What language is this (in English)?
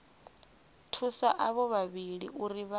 Venda